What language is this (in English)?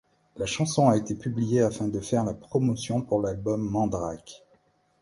French